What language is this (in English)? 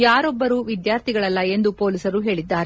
Kannada